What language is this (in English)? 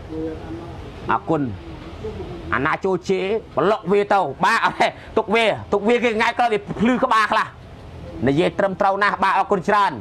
Thai